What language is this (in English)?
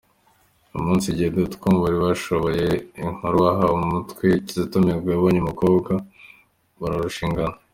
Kinyarwanda